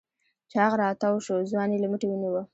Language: Pashto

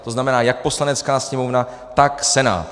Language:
Czech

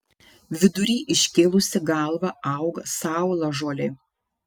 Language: Lithuanian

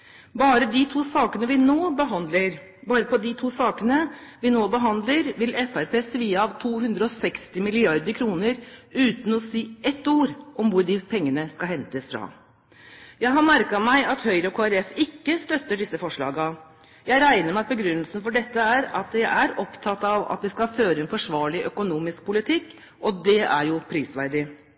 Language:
Norwegian Bokmål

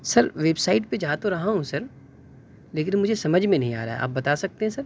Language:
Urdu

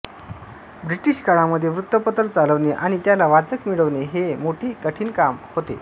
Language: Marathi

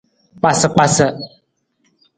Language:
Nawdm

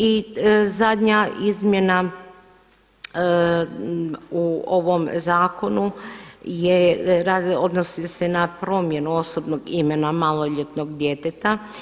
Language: Croatian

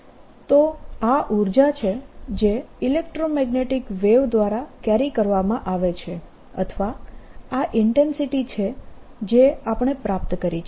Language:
Gujarati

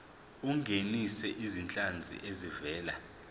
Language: Zulu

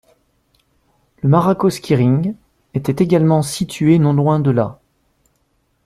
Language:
French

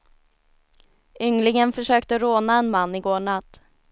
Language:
Swedish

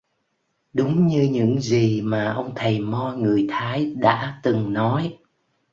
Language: Vietnamese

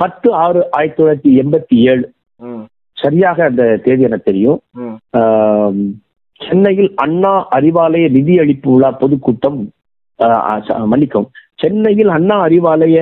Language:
Tamil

